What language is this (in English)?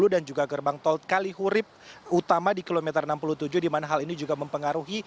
Indonesian